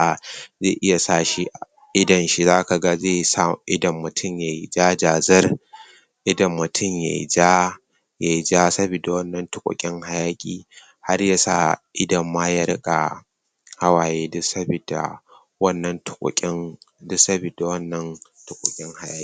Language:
Hausa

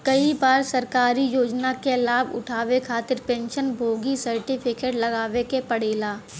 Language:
Bhojpuri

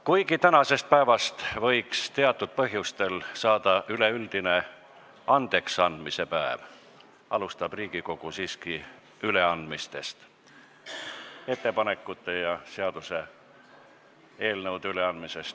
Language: Estonian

